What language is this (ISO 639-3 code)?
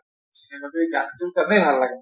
asm